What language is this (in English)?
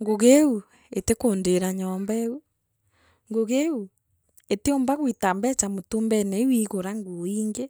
Meru